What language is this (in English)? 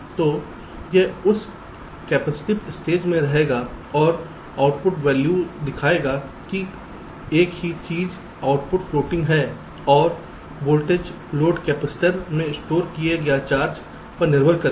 Hindi